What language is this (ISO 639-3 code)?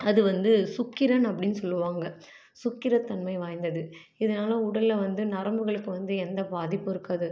tam